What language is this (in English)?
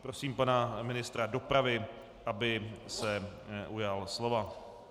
Czech